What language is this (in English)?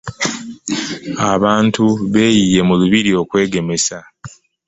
Ganda